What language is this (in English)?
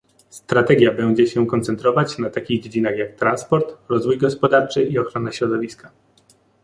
Polish